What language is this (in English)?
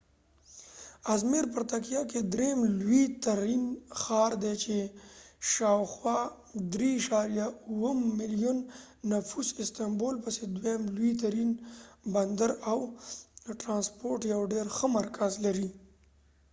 Pashto